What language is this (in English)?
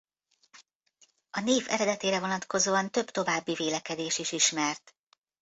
Hungarian